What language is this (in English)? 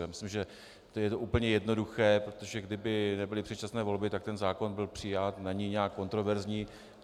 Czech